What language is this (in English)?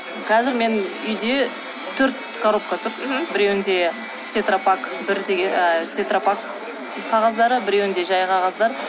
Kazakh